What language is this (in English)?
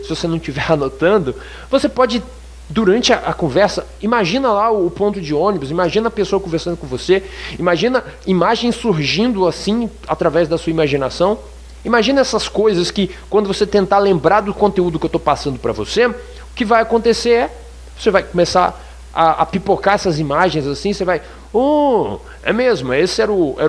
Portuguese